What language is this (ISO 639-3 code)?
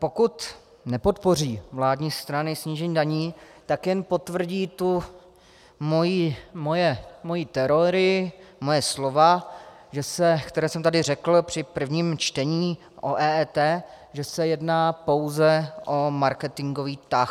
ces